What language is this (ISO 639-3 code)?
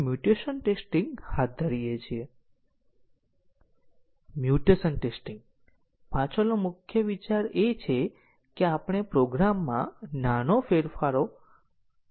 guj